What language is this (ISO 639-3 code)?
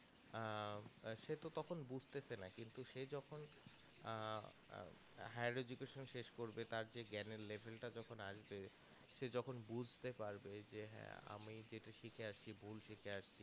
ben